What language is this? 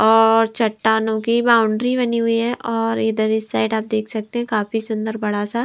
Hindi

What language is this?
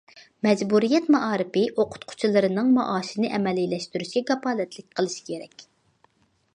Uyghur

